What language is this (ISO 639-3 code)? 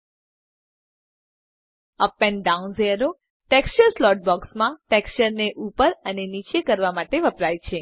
guj